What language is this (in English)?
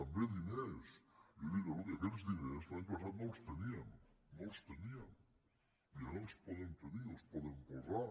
Catalan